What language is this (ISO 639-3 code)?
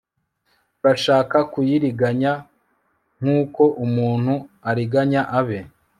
kin